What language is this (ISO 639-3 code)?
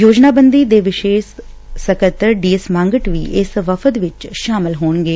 pan